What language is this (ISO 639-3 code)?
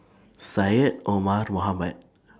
eng